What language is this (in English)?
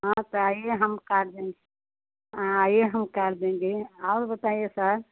Hindi